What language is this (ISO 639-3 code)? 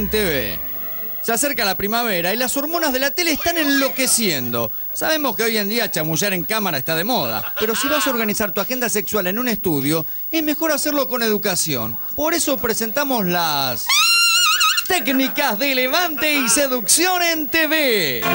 spa